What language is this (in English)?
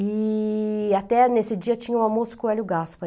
Portuguese